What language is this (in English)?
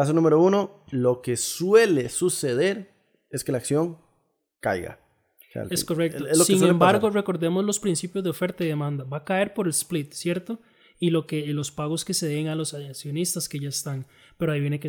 Spanish